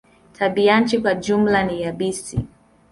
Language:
Swahili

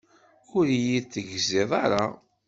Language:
Kabyle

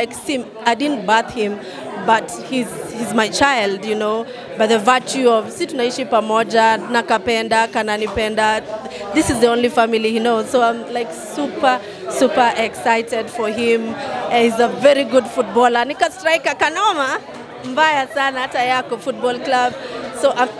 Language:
English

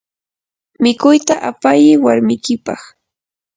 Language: Yanahuanca Pasco Quechua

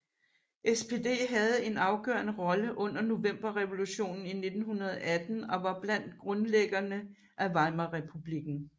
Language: Danish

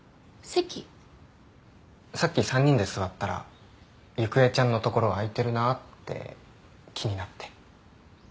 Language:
Japanese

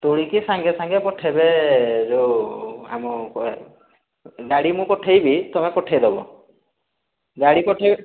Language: Odia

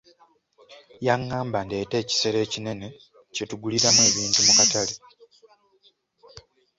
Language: Ganda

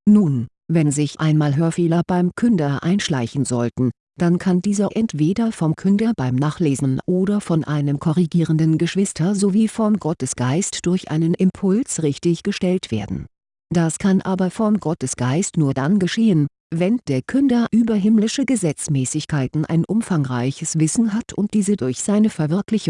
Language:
German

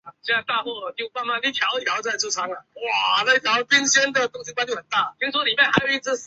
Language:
Chinese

